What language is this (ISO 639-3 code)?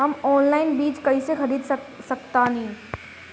bho